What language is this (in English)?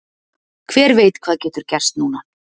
Icelandic